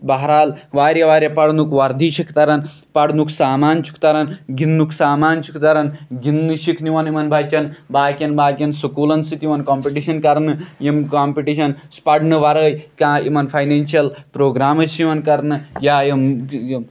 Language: Kashmiri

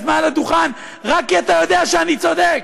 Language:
Hebrew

